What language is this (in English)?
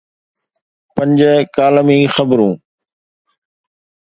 Sindhi